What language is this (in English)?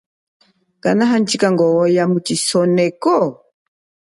Chokwe